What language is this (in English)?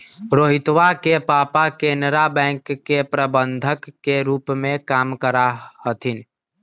Magahi